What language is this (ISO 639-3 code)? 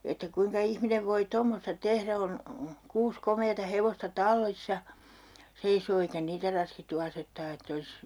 fin